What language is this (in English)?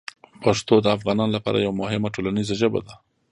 Pashto